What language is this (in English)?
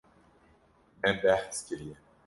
Kurdish